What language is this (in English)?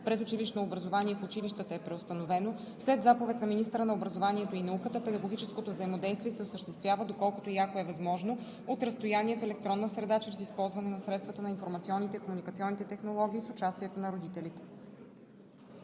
Bulgarian